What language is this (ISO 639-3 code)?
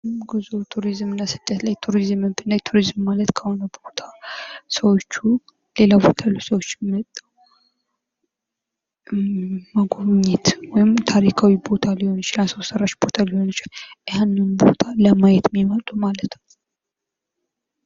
amh